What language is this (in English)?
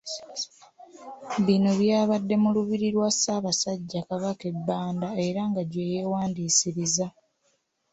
Ganda